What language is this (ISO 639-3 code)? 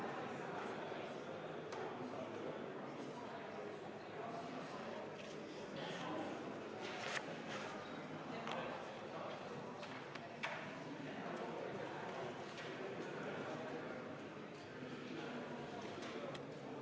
est